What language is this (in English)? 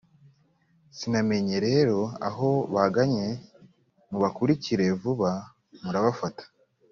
Kinyarwanda